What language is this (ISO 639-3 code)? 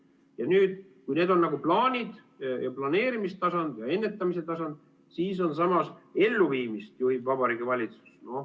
est